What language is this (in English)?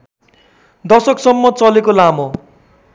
Nepali